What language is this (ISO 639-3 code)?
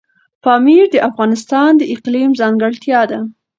pus